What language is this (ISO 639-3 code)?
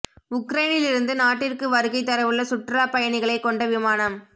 tam